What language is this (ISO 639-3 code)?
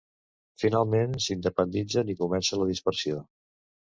cat